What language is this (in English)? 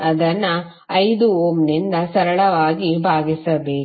Kannada